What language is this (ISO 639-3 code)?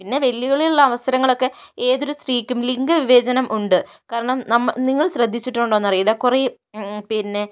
mal